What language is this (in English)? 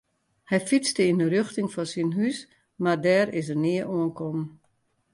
Western Frisian